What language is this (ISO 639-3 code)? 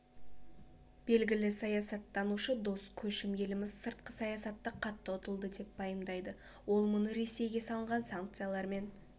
kaz